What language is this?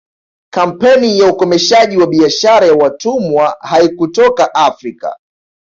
Swahili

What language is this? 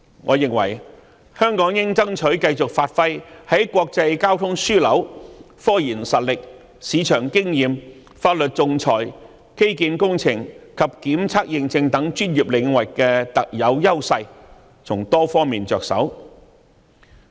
Cantonese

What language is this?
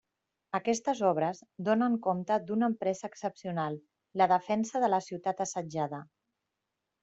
Catalan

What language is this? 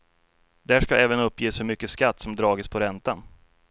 Swedish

